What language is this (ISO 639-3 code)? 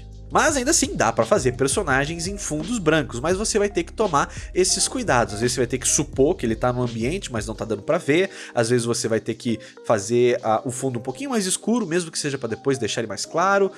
por